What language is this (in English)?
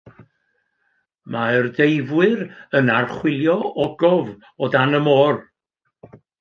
Welsh